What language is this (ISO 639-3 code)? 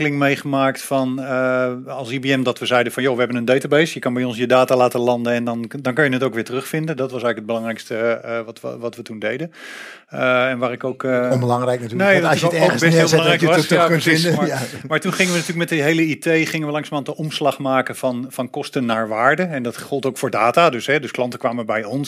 nld